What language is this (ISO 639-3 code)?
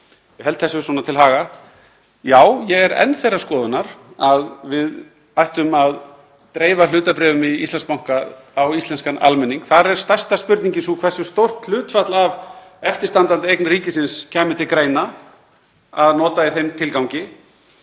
isl